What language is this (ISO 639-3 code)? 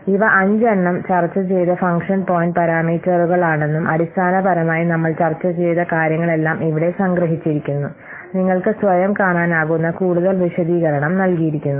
mal